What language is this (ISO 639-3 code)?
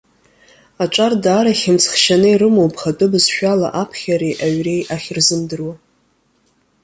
abk